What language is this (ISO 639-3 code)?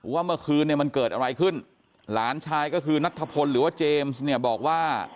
tha